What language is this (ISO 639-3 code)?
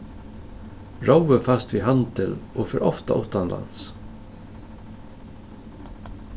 fao